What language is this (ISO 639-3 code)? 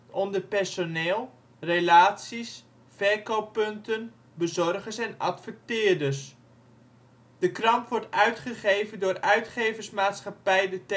nld